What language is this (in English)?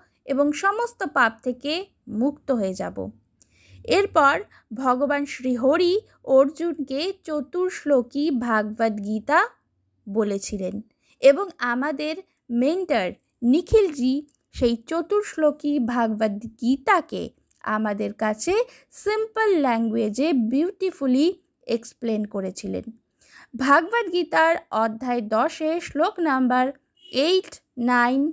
Bangla